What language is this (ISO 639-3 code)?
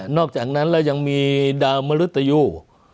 tha